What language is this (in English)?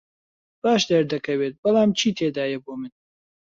Central Kurdish